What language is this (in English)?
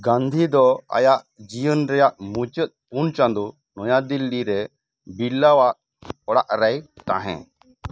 Santali